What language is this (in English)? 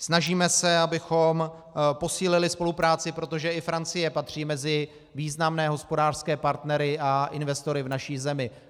Czech